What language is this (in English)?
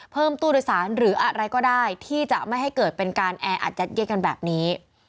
Thai